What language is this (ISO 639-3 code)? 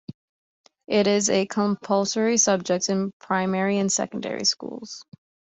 eng